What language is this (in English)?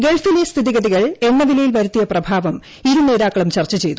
Malayalam